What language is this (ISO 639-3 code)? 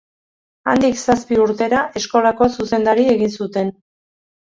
eus